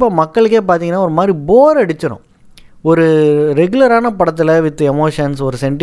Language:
Tamil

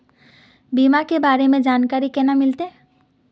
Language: Magahi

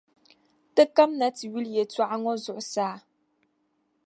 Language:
Dagbani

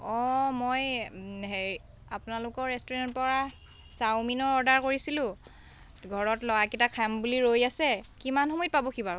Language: Assamese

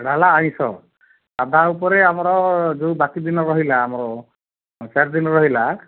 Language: Odia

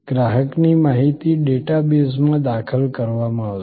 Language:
Gujarati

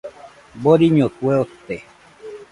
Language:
Nüpode Huitoto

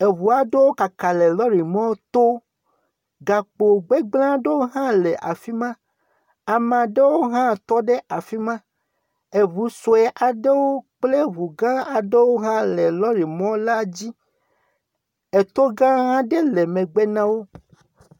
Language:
Ewe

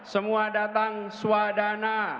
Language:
Indonesian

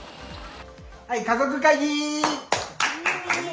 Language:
Japanese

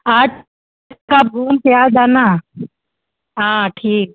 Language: Hindi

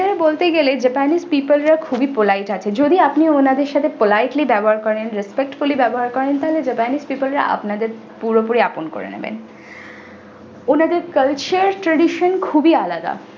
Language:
Bangla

